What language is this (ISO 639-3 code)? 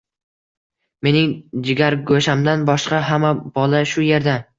uzb